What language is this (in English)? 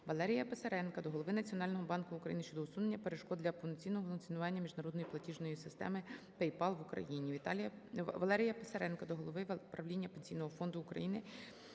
Ukrainian